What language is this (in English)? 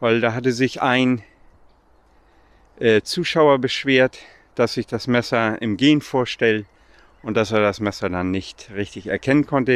German